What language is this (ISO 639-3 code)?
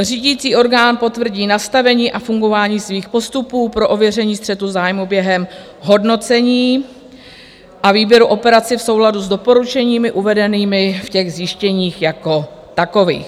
ces